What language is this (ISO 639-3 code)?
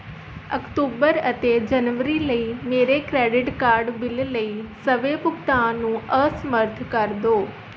pan